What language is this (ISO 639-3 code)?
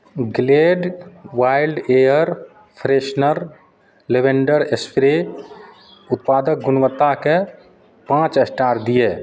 mai